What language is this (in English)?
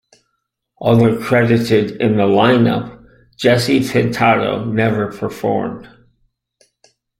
English